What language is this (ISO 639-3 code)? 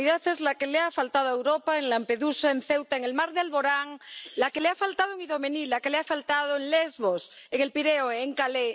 spa